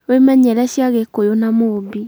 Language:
Kikuyu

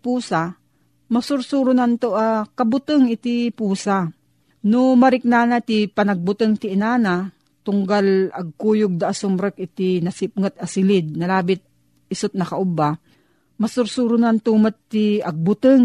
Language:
Filipino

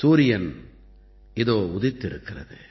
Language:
Tamil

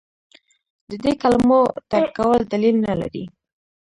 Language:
Pashto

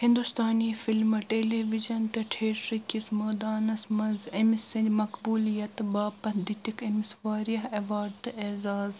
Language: Kashmiri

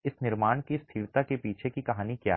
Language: Hindi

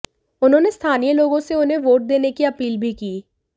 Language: Hindi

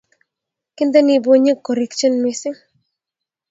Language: Kalenjin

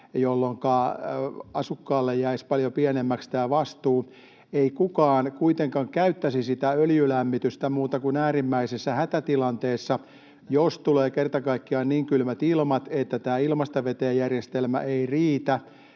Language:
Finnish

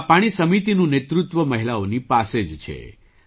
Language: Gujarati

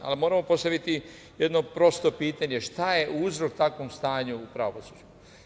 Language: Serbian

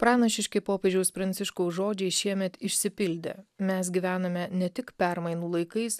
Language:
Lithuanian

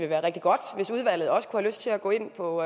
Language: Danish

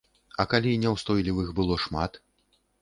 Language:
Belarusian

